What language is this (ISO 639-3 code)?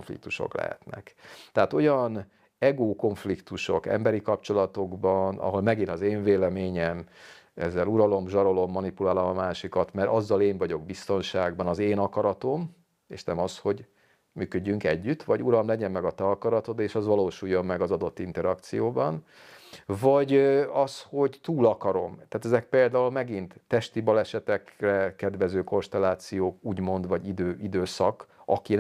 hun